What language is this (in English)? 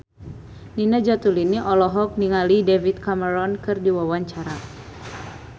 Sundanese